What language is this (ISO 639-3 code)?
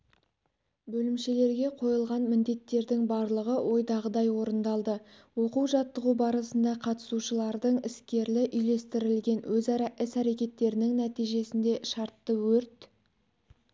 kaz